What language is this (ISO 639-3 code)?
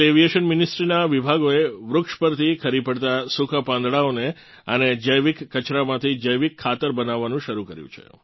guj